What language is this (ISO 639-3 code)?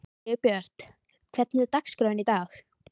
isl